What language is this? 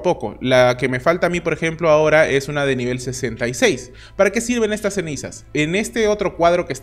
Spanish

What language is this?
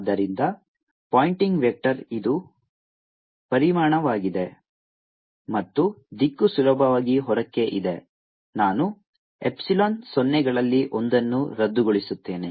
Kannada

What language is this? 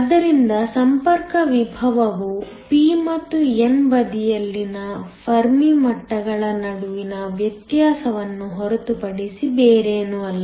Kannada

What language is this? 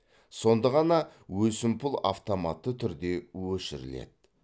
Kazakh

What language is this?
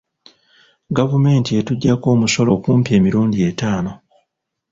Ganda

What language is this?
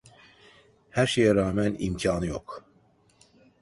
Turkish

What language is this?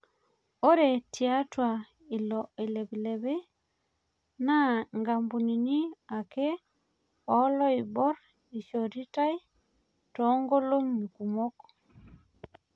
Masai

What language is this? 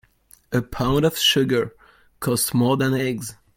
English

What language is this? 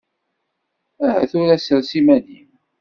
Kabyle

